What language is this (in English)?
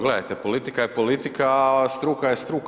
Croatian